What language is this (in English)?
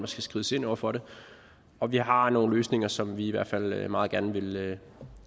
Danish